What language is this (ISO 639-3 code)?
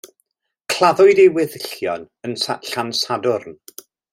cym